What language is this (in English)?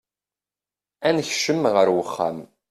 Kabyle